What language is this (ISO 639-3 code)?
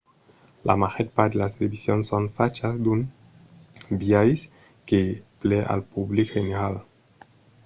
oci